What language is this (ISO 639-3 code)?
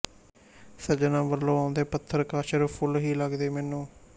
pan